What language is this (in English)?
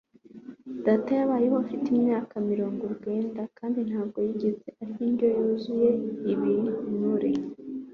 Kinyarwanda